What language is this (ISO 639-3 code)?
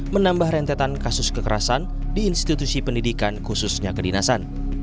ind